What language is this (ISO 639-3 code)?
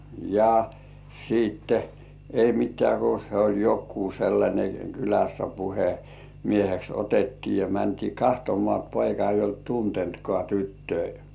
fin